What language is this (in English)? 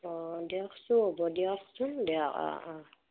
Assamese